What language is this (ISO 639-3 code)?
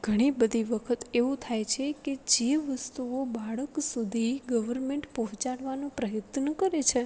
guj